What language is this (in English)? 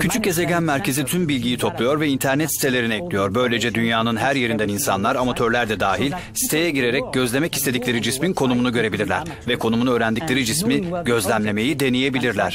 Turkish